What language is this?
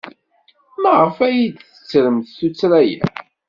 Kabyle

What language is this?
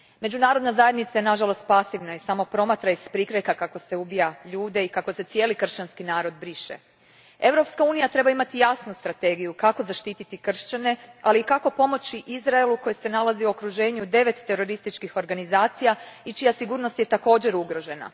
Croatian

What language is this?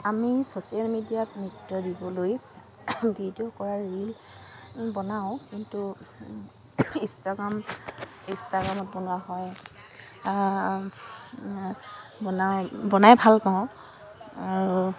Assamese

